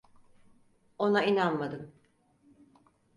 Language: Turkish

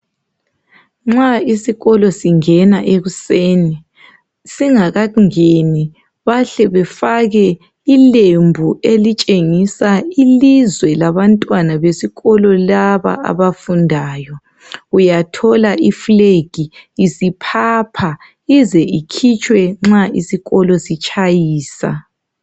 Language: North Ndebele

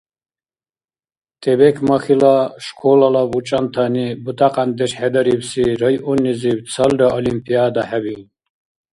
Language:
Dargwa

